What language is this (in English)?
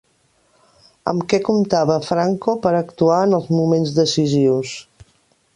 Catalan